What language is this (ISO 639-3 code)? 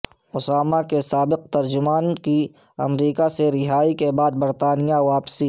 urd